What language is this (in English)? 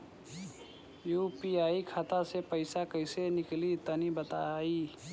Bhojpuri